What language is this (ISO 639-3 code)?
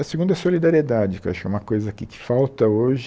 por